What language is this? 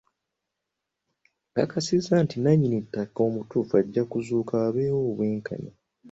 Ganda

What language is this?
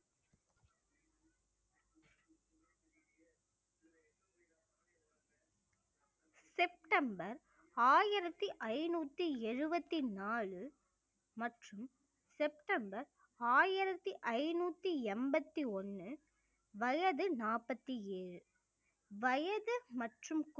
Tamil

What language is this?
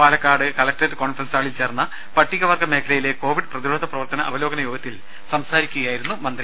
Malayalam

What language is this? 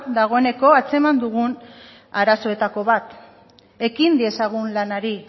Basque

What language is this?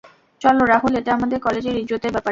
Bangla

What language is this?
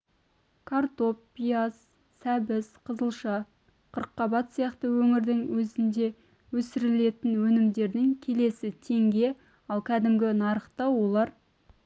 Kazakh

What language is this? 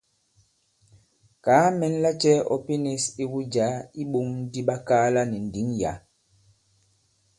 Bankon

